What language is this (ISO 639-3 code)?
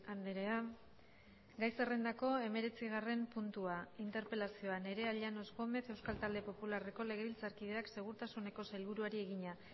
eus